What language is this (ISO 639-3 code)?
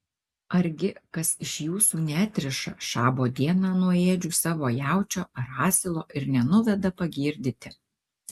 lit